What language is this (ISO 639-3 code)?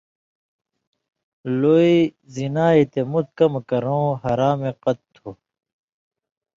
mvy